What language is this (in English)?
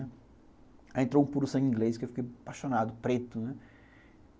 Portuguese